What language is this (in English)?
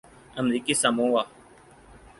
Urdu